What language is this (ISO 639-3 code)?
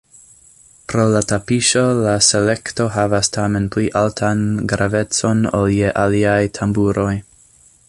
epo